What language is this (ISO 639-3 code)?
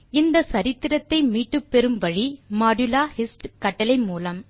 tam